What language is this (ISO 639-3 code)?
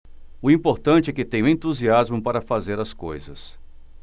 por